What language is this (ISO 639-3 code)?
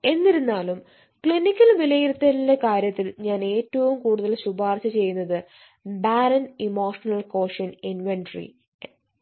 mal